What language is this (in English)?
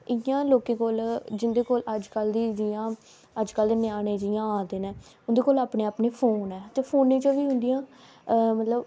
Dogri